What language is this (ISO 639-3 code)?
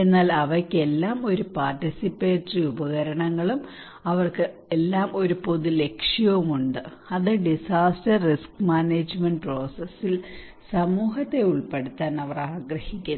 mal